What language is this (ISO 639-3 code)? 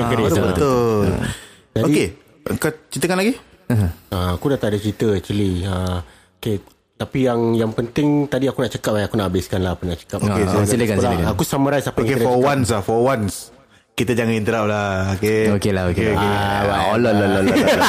msa